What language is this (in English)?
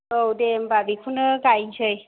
Bodo